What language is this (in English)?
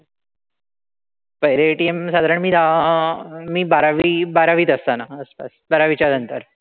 Marathi